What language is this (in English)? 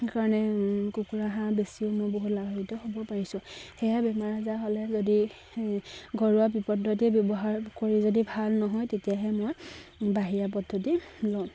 Assamese